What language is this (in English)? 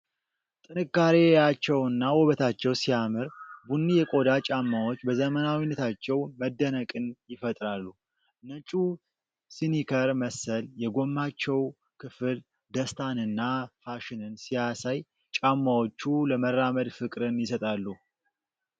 Amharic